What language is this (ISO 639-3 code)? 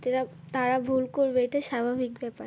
ben